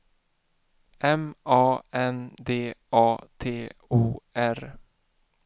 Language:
Swedish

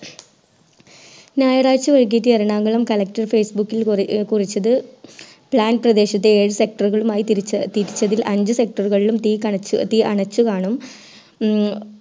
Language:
Malayalam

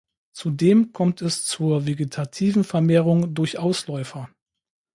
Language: German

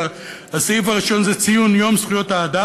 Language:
Hebrew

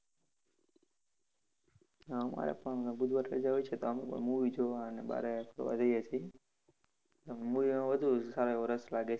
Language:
Gujarati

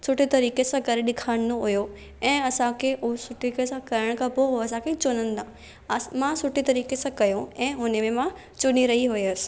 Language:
Sindhi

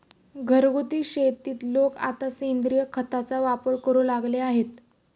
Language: Marathi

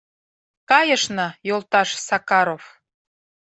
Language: Mari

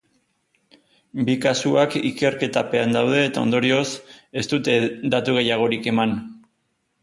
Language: Basque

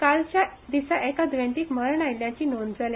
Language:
Konkani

